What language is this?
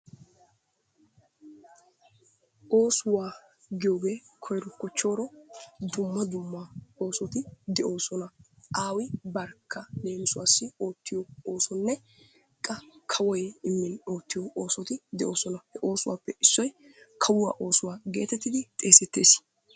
Wolaytta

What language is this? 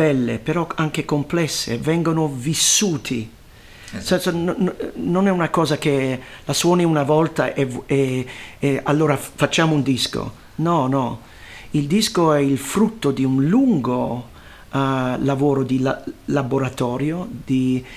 Italian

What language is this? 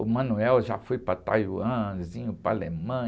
Portuguese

